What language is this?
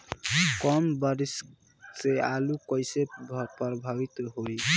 Bhojpuri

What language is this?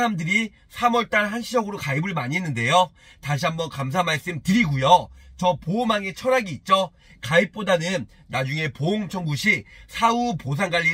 Korean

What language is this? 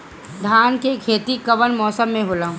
Bhojpuri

